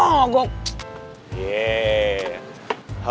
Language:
Indonesian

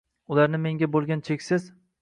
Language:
Uzbek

